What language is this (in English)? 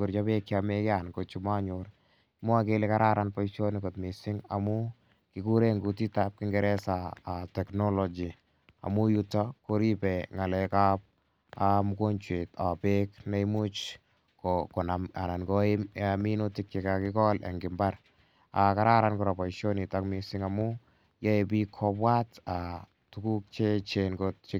Kalenjin